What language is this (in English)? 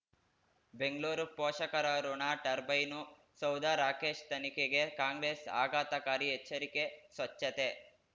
Kannada